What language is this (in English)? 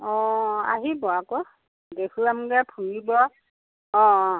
Assamese